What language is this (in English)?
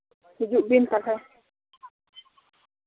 Santali